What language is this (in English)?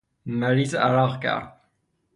Persian